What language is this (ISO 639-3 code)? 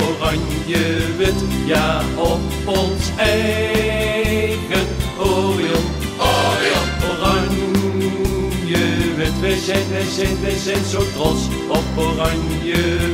nld